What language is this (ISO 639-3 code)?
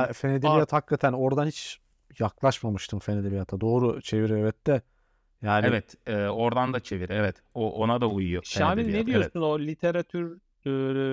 tur